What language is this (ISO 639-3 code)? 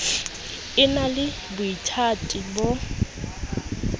sot